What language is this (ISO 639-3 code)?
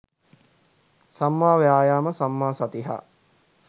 sin